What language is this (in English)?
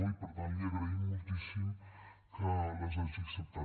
Catalan